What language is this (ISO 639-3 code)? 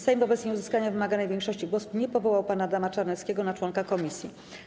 pol